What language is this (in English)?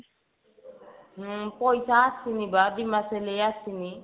Odia